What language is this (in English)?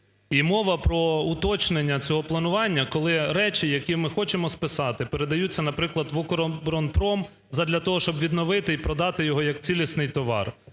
Ukrainian